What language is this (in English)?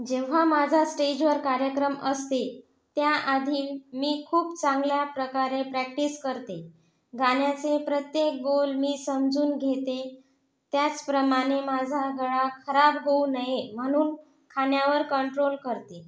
Marathi